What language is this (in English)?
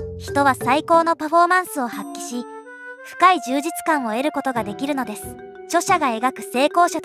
Japanese